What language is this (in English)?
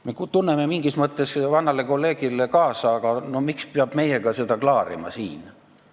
Estonian